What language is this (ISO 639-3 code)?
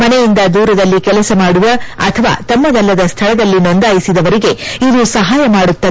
kan